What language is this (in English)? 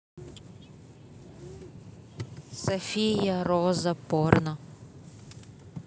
Russian